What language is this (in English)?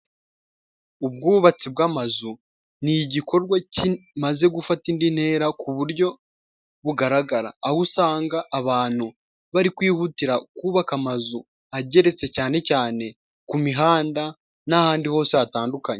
Kinyarwanda